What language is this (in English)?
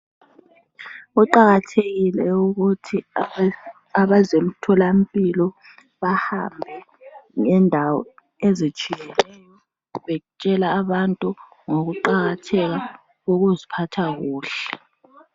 North Ndebele